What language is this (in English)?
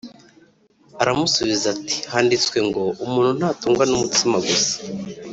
Kinyarwanda